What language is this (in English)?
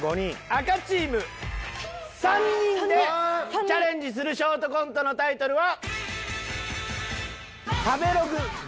Japanese